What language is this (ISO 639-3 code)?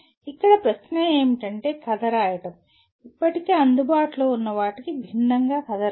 tel